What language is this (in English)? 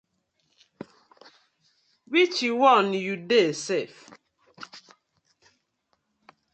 Nigerian Pidgin